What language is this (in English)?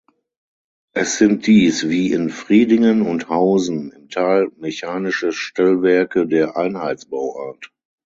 German